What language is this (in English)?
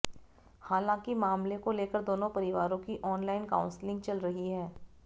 Hindi